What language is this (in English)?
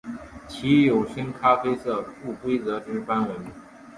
Chinese